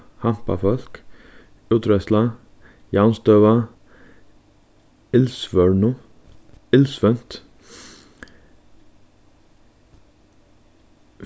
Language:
Faroese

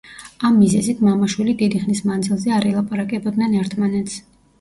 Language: Georgian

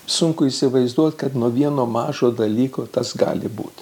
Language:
Lithuanian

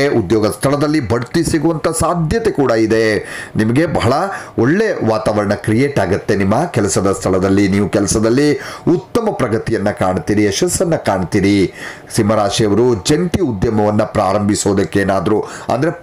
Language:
Kannada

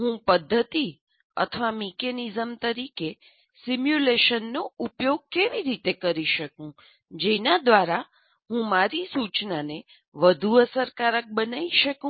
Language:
Gujarati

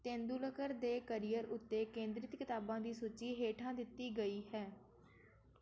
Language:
Punjabi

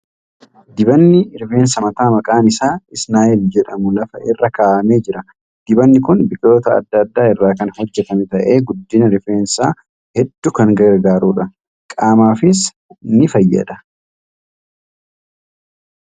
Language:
Oromo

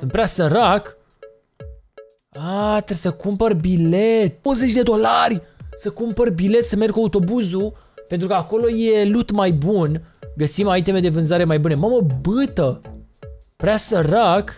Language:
Romanian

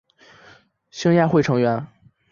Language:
Chinese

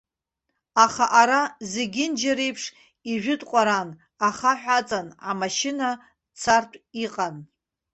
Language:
Abkhazian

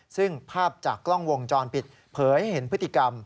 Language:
Thai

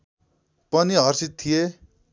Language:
Nepali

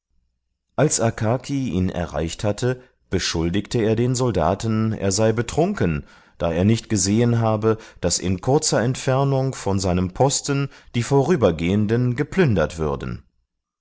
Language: German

